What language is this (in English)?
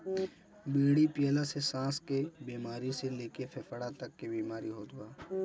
Bhojpuri